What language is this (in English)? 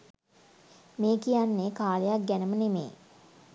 Sinhala